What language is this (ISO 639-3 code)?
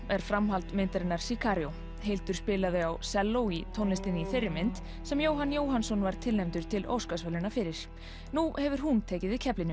isl